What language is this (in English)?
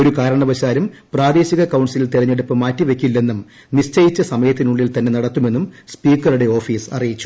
Malayalam